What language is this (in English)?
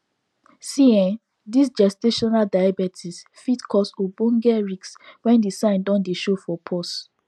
Nigerian Pidgin